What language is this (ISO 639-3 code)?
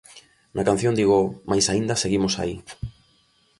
glg